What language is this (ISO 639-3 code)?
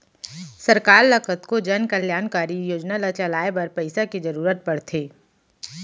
hne